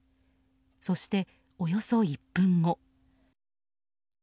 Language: Japanese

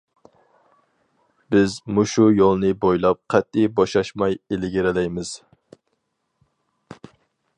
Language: Uyghur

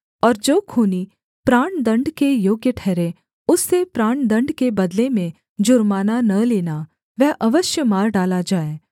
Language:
Hindi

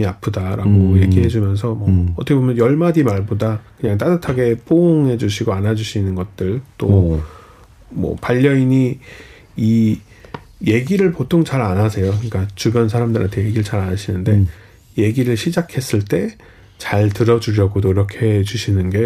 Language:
Korean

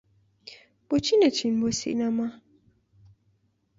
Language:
Central Kurdish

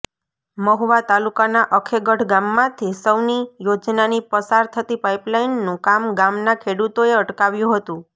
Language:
Gujarati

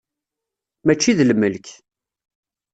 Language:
Kabyle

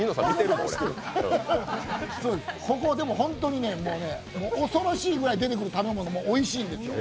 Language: Japanese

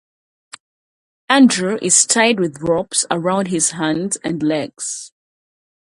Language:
English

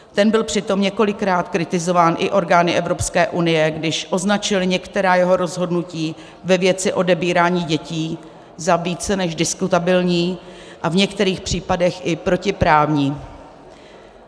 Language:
Czech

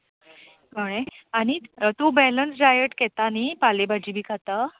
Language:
Konkani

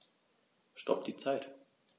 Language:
German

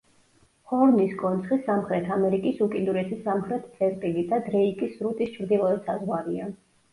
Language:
Georgian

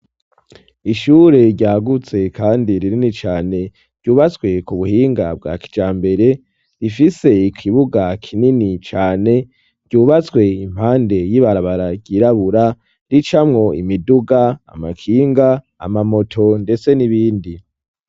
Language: Rundi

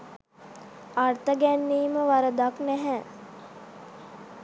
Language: Sinhala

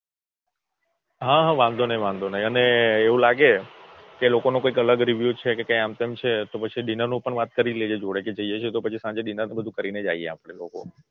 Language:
Gujarati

